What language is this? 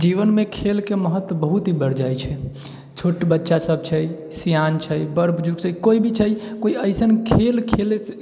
Maithili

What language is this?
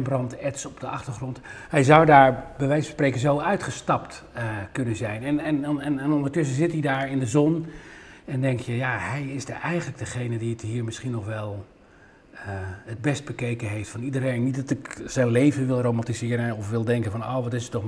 Dutch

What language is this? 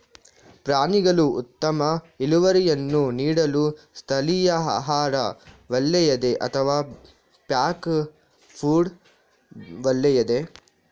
Kannada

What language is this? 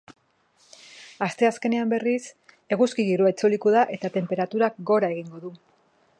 Basque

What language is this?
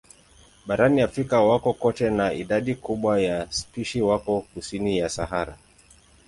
Swahili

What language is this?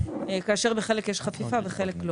Hebrew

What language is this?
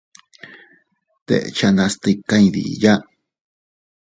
Teutila Cuicatec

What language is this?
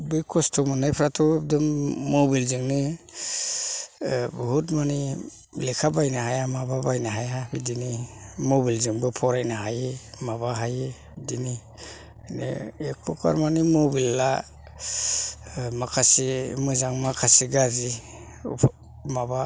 Bodo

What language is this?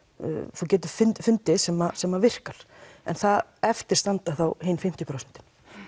Icelandic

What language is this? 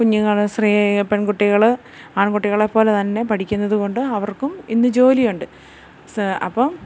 Malayalam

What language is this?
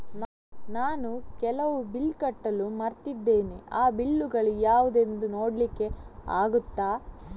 Kannada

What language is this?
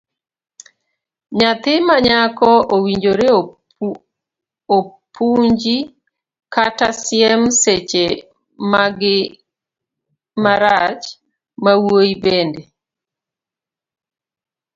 Luo (Kenya and Tanzania)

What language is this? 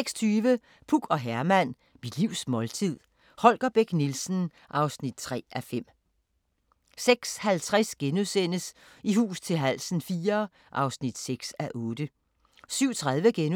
Danish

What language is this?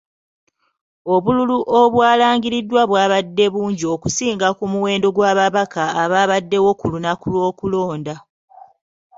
Ganda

